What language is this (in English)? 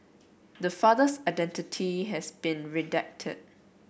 English